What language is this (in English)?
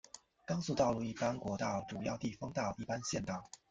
Chinese